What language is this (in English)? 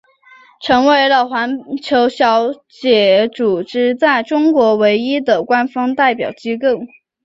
Chinese